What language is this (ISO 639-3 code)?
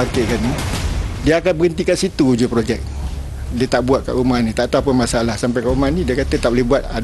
msa